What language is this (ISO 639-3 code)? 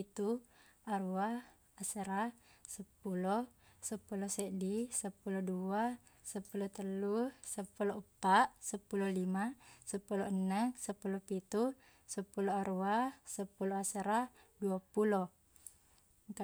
bug